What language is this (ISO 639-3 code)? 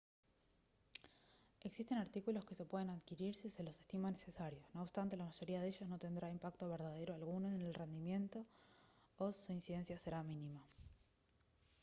spa